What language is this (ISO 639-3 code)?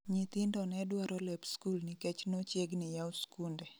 luo